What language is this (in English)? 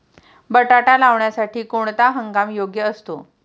Marathi